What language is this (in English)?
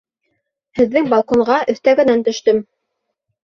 Bashkir